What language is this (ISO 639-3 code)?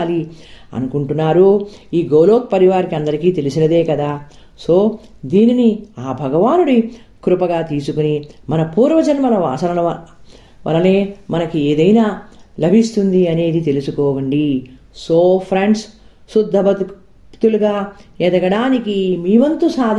tel